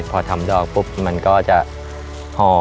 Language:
Thai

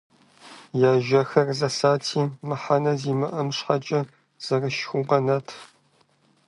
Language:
Kabardian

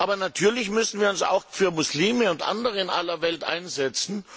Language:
German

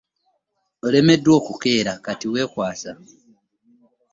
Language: Ganda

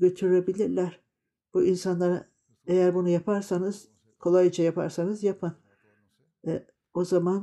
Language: Turkish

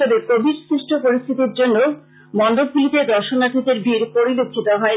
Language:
Bangla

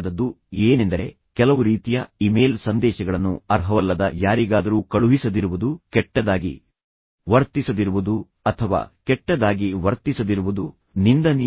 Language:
Kannada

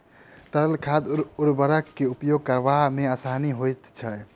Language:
Maithili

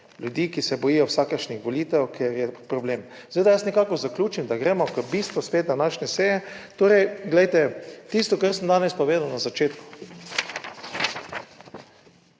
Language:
Slovenian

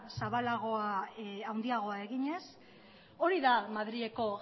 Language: Basque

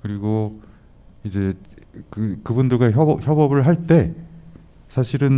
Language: Korean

